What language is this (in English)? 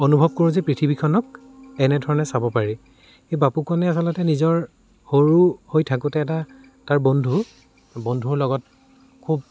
Assamese